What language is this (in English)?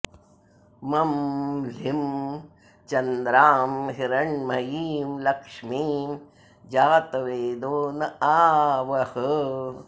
Sanskrit